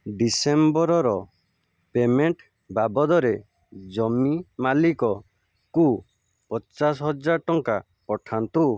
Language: Odia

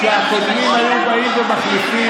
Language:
Hebrew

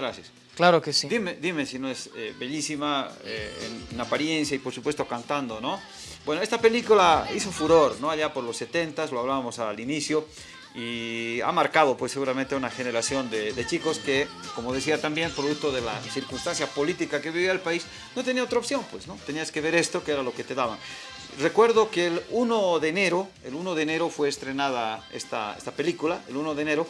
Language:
Spanish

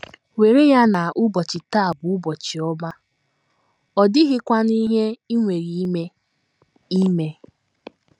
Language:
Igbo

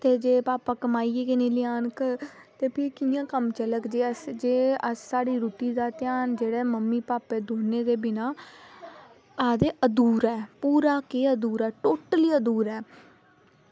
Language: Dogri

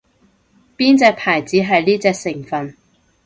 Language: Cantonese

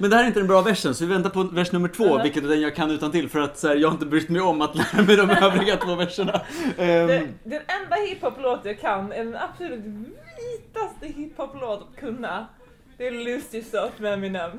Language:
Swedish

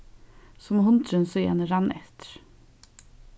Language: Faroese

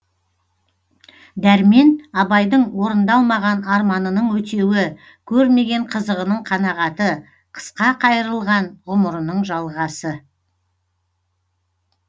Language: Kazakh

